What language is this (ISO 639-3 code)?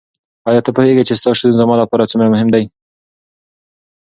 pus